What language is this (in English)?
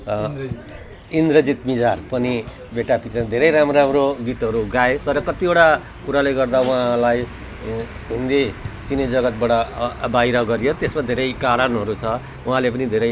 Nepali